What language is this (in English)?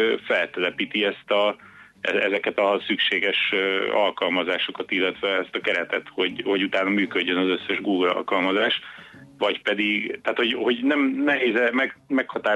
Hungarian